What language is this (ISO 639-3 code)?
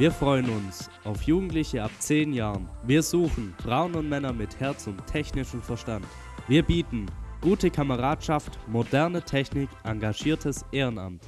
deu